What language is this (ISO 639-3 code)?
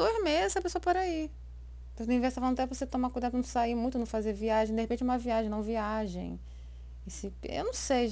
por